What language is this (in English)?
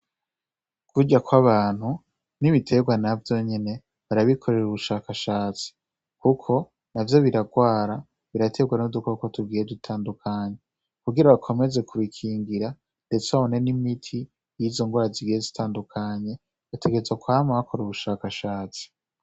Rundi